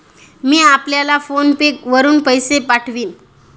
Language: Marathi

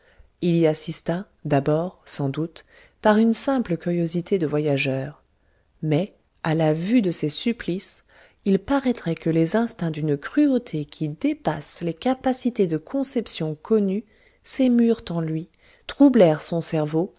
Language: French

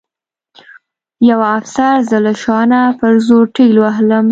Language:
Pashto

